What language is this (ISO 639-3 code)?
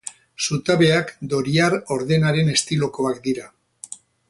eus